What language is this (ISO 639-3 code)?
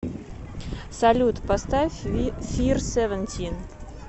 rus